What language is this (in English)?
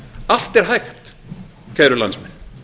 Icelandic